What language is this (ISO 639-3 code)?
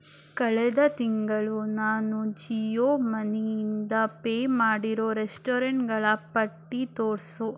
kan